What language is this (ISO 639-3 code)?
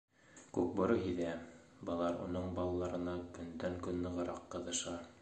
bak